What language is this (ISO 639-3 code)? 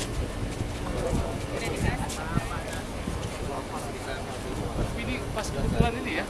ind